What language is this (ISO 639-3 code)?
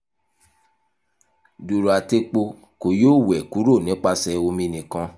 yor